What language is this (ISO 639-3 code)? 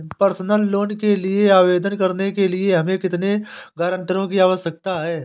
hin